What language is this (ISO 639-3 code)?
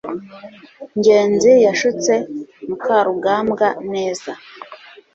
kin